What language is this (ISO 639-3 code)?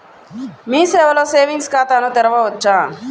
tel